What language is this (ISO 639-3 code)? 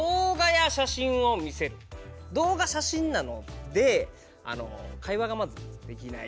jpn